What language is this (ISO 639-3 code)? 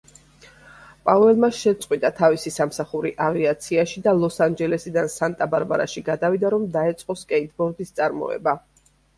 kat